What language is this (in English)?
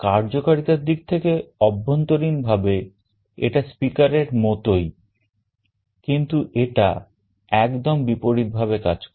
Bangla